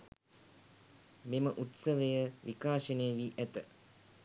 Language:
Sinhala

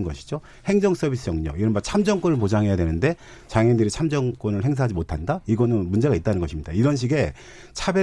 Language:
Korean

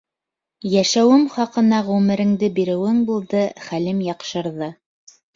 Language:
Bashkir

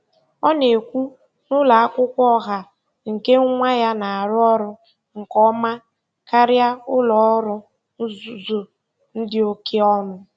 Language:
Igbo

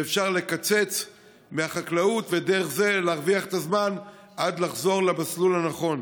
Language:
Hebrew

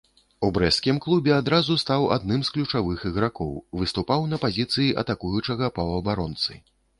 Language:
Belarusian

